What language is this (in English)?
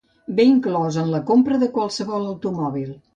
Catalan